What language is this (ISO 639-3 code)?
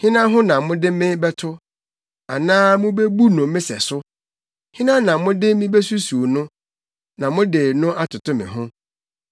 aka